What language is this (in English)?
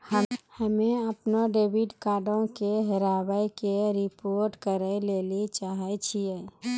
Maithili